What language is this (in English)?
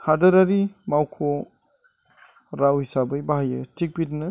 Bodo